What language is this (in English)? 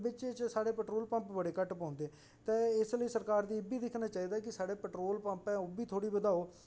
Dogri